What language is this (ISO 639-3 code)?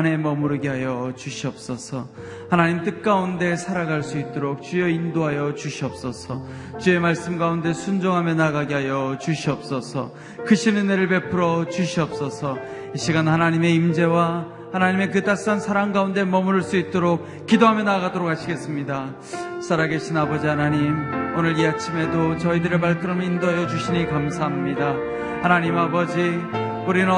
kor